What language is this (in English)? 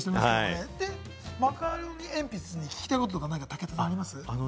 Japanese